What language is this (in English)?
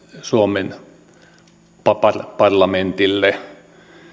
Finnish